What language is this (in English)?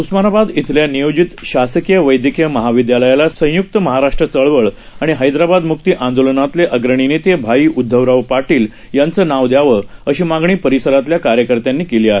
Marathi